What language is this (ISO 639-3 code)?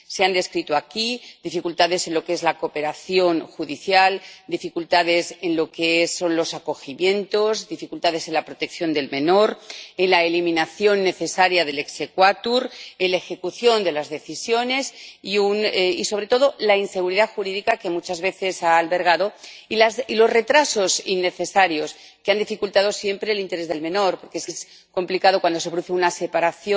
spa